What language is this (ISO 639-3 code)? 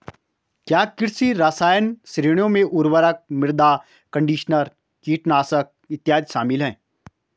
hin